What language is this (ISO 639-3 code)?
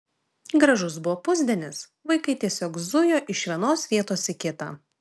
lit